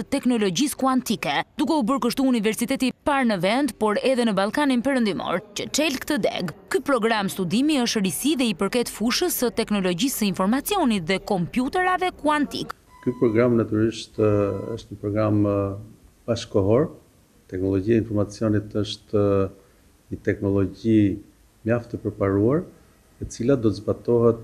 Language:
Romanian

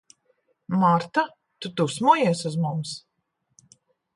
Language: Latvian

